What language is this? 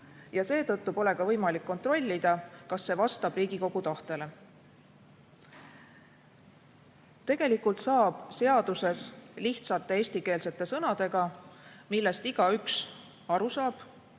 Estonian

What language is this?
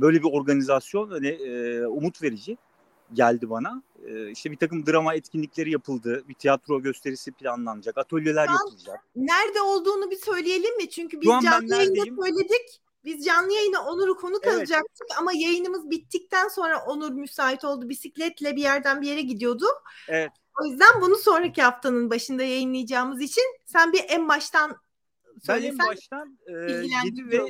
Turkish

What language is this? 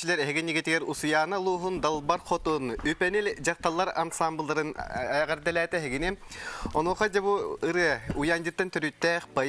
Turkish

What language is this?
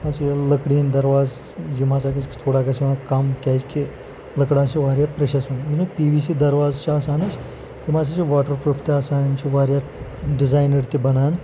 Kashmiri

